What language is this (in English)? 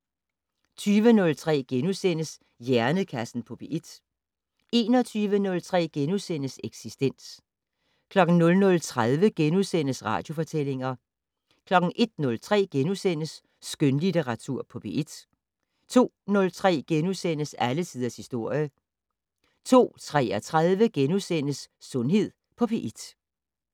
Danish